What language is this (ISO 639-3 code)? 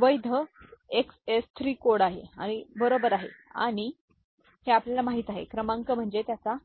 mar